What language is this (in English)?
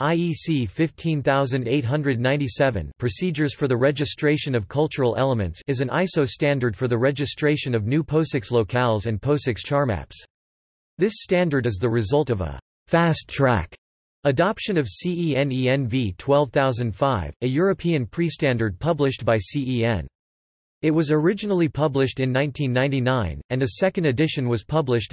English